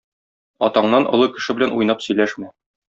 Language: Tatar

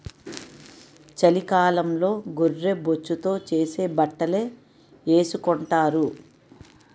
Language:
Telugu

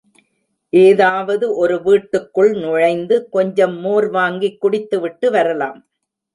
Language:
Tamil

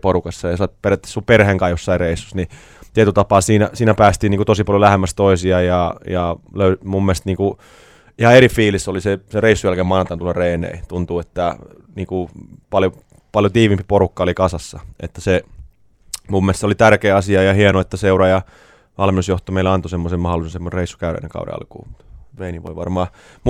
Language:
Finnish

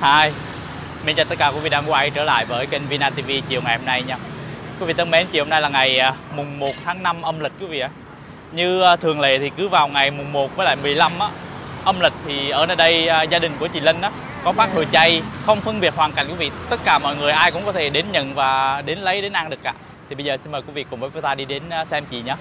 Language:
Vietnamese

